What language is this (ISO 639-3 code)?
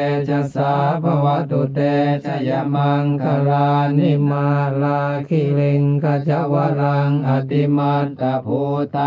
tha